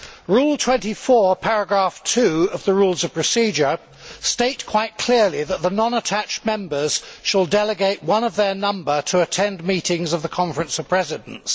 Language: English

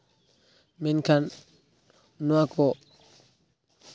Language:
Santali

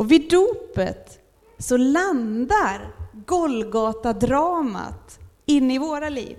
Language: Swedish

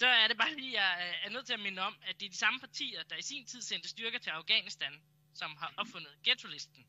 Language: Danish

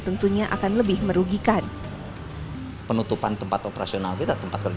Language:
Indonesian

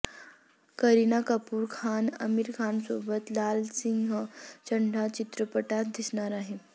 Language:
Marathi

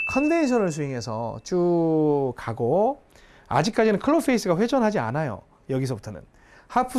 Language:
Korean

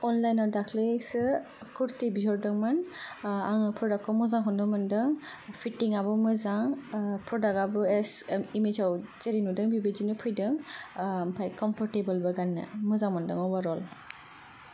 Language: Bodo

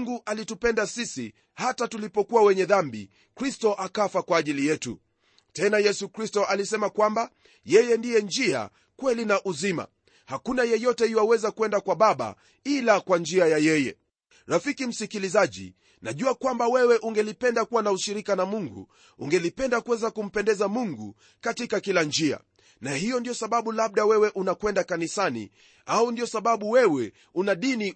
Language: Swahili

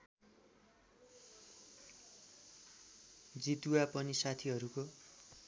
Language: Nepali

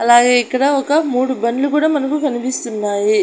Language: Telugu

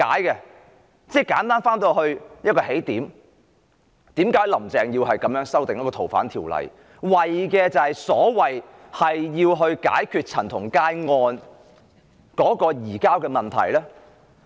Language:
Cantonese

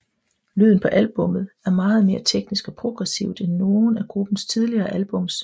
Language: Danish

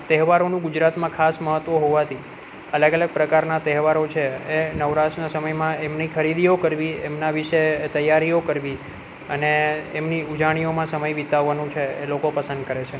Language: Gujarati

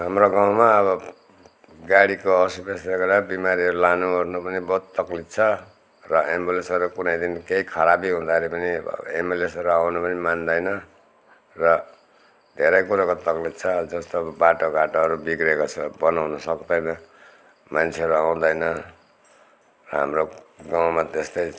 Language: Nepali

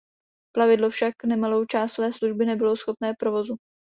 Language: Czech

